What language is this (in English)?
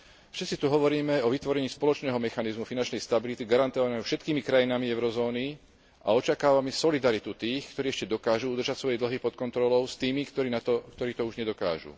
Slovak